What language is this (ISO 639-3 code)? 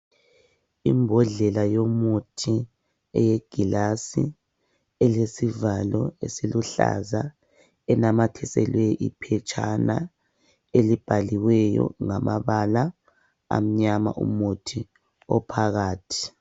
nde